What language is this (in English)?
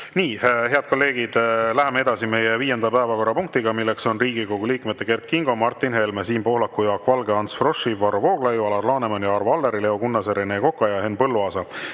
Estonian